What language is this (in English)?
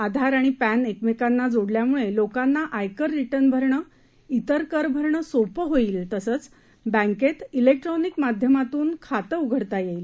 Marathi